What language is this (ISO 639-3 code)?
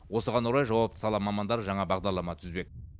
kaz